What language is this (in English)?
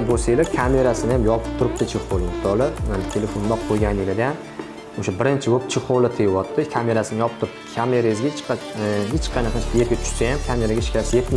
Turkish